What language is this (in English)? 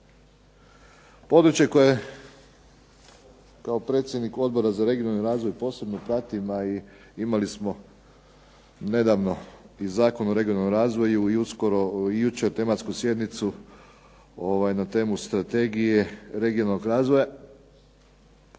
Croatian